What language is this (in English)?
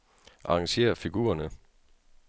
Danish